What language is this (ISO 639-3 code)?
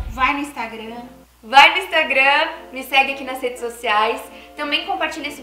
por